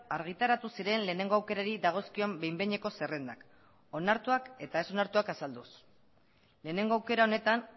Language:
Basque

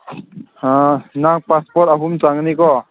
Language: Manipuri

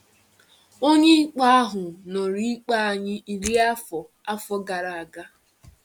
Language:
Igbo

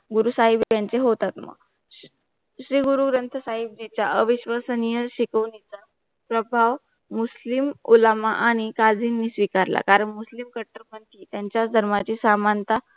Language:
Marathi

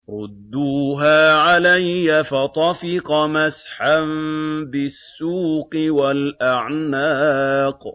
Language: Arabic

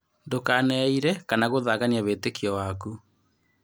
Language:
Kikuyu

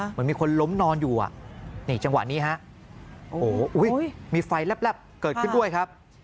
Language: Thai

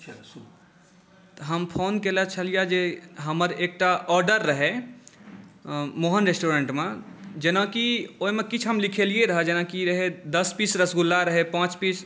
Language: Maithili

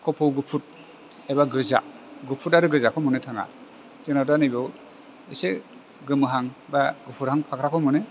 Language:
Bodo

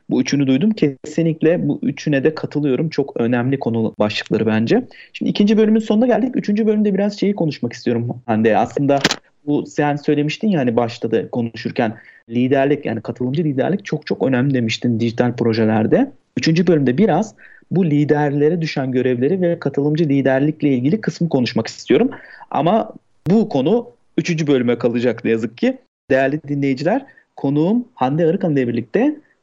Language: Turkish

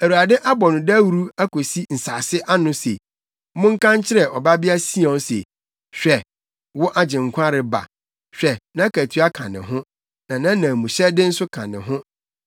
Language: Akan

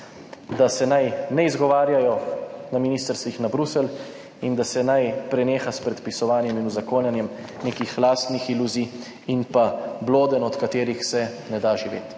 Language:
Slovenian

